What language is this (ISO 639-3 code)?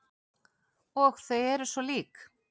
isl